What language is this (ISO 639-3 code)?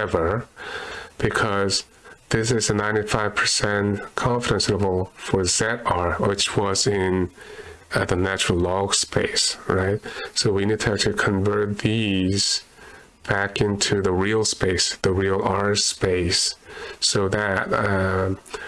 eng